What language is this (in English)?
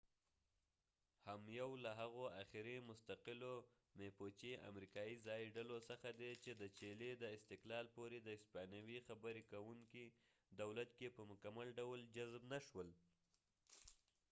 Pashto